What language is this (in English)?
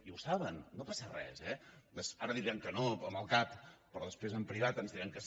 Catalan